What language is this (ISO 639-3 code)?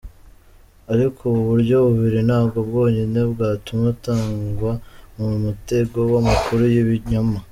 kin